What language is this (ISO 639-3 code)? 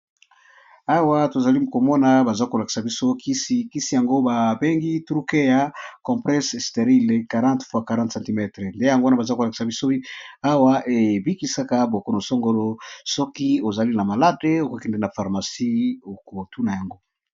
lin